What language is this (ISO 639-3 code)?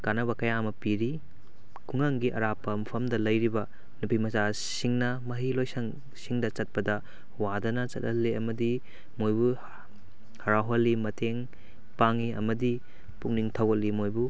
mni